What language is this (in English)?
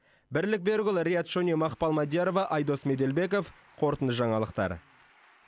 Kazakh